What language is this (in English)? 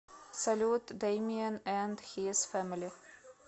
Russian